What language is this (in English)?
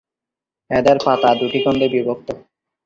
Bangla